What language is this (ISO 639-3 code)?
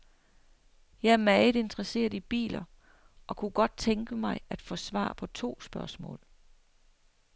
dan